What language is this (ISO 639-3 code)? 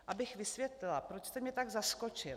ces